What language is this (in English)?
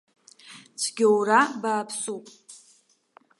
Abkhazian